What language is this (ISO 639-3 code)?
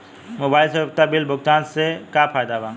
bho